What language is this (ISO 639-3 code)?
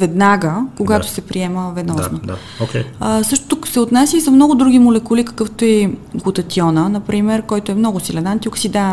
bul